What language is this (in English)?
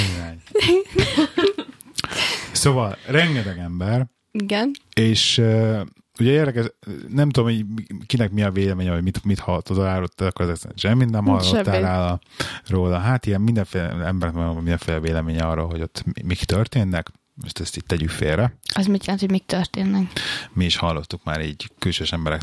Hungarian